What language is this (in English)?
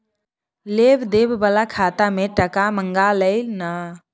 Maithili